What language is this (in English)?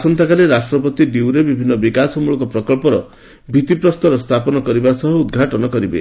Odia